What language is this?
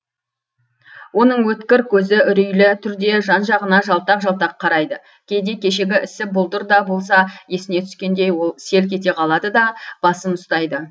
Kazakh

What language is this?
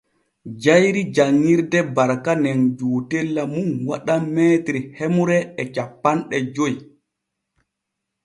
Borgu Fulfulde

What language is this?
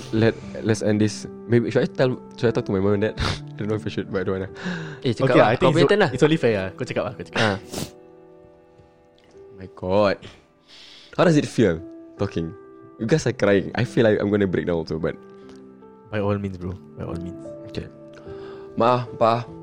Malay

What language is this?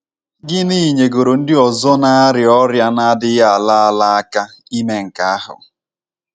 Igbo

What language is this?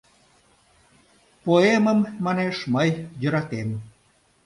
Mari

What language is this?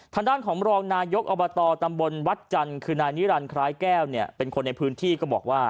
Thai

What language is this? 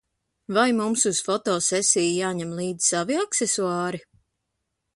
Latvian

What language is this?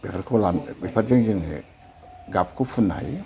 Bodo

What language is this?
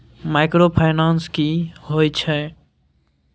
Maithili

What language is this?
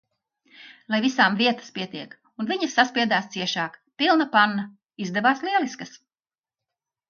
Latvian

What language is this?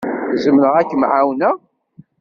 Kabyle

